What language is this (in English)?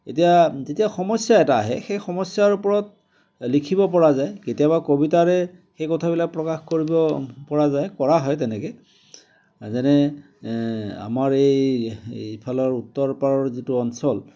Assamese